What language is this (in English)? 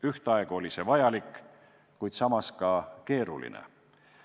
Estonian